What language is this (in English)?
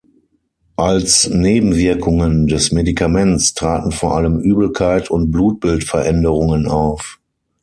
German